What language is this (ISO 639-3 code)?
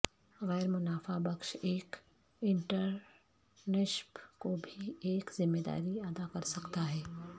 urd